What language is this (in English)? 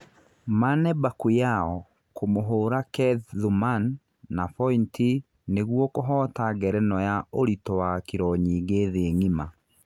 Kikuyu